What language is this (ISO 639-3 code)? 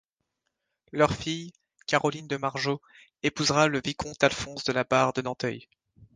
fra